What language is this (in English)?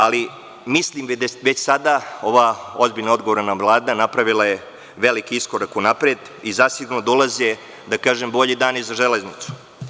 Serbian